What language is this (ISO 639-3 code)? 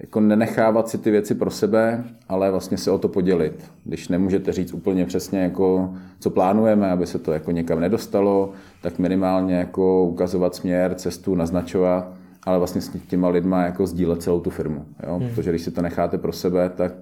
ces